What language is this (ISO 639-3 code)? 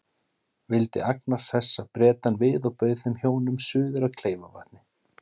isl